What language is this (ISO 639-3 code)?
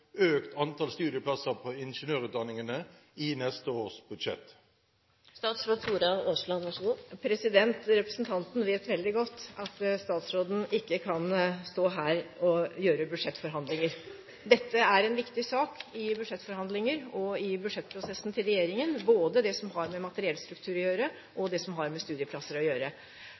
nob